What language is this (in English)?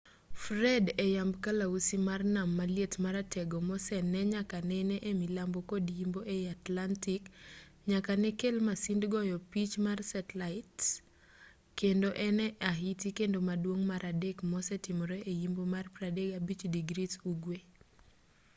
Luo (Kenya and Tanzania)